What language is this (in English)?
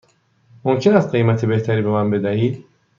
Persian